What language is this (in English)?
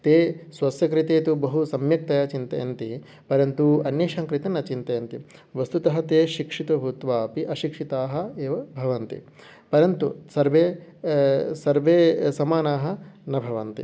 Sanskrit